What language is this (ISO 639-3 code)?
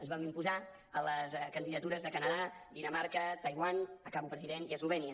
cat